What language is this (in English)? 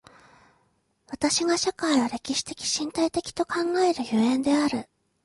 Japanese